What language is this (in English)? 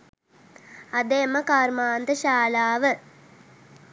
Sinhala